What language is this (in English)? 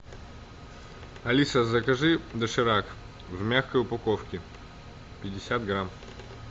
Russian